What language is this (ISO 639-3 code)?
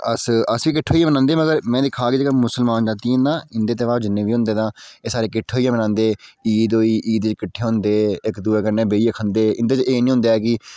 doi